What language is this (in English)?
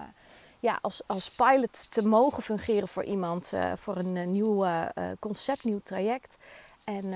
Dutch